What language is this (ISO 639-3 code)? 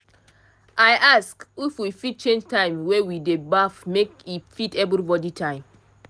pcm